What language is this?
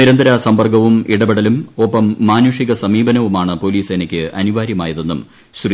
Malayalam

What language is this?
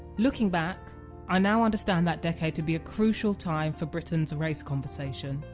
English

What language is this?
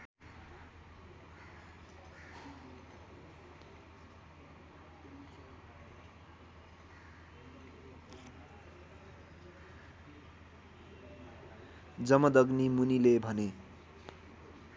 Nepali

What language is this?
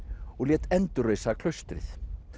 Icelandic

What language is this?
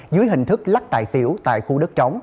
Vietnamese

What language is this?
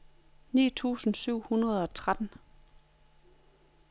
Danish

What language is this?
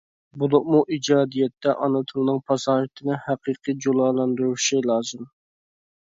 Uyghur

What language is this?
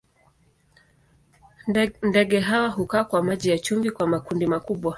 Swahili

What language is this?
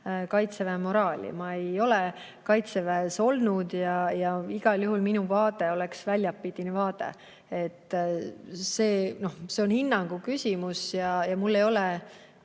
Estonian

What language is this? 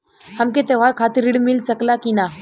Bhojpuri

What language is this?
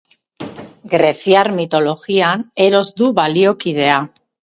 Basque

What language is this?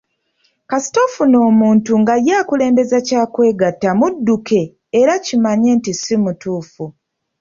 Ganda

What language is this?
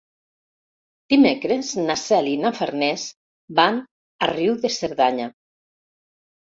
Catalan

